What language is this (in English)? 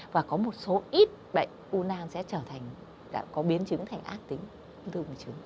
Vietnamese